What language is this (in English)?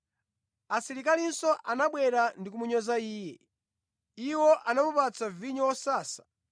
Nyanja